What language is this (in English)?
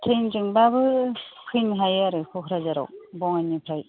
Bodo